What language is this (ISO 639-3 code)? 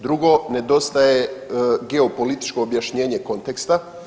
hrv